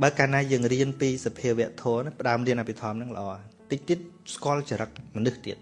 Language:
Vietnamese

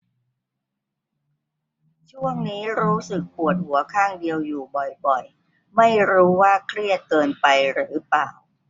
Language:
Thai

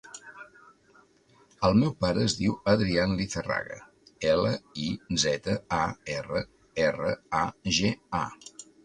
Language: Catalan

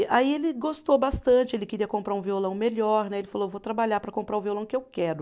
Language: Portuguese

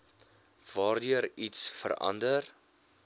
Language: Afrikaans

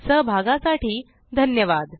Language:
Marathi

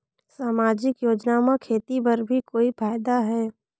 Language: Chhattisgarhi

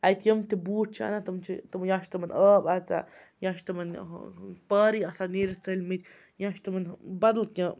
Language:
Kashmiri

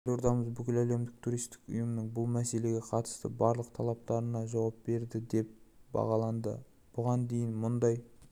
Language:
Kazakh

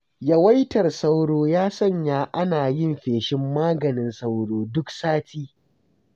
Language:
Hausa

